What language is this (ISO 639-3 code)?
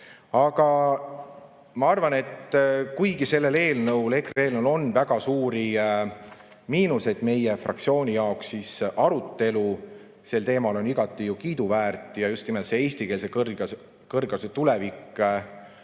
est